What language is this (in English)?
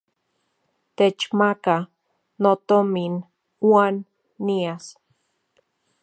Central Puebla Nahuatl